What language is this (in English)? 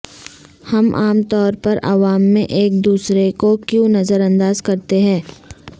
Urdu